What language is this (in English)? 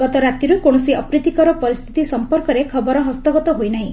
Odia